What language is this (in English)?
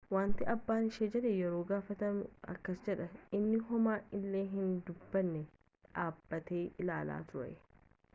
Oromo